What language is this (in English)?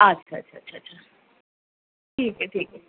Urdu